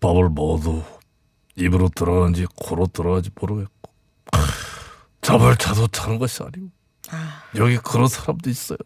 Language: Korean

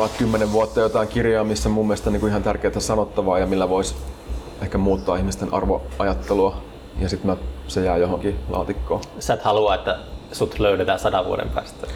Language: Finnish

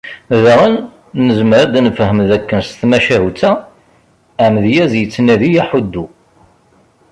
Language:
Kabyle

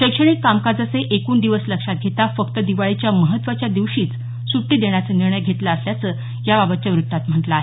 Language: Marathi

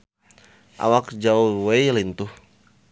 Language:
Sundanese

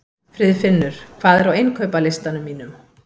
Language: Icelandic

